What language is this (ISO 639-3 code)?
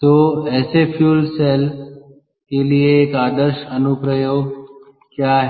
hin